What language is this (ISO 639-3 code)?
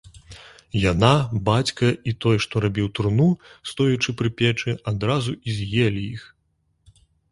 bel